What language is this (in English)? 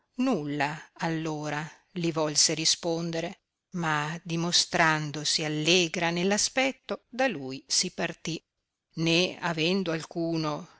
Italian